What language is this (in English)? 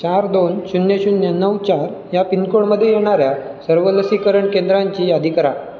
Marathi